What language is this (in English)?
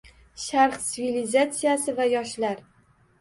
Uzbek